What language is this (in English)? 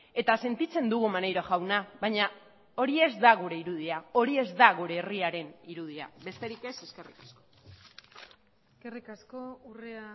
Basque